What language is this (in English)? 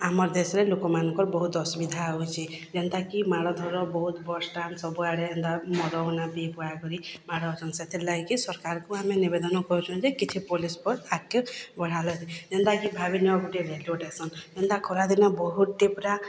Odia